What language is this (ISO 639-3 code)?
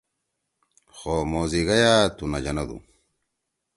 trw